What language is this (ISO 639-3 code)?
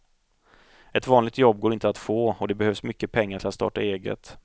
swe